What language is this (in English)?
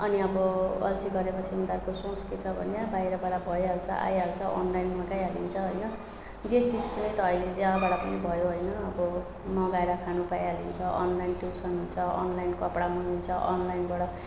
Nepali